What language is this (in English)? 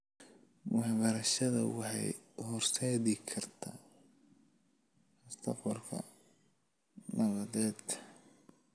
Somali